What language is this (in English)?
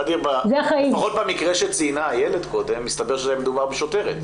Hebrew